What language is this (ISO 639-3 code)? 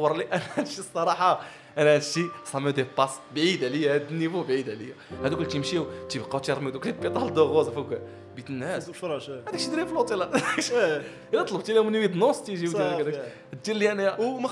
ara